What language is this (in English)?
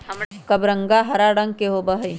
Magahi